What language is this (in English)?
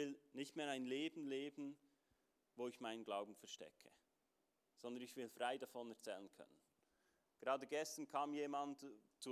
German